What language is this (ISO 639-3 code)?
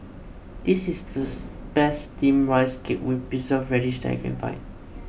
eng